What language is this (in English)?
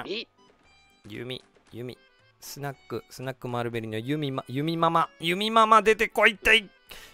Japanese